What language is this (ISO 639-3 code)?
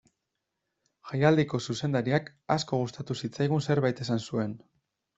eus